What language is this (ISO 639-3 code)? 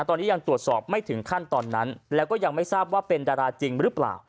tha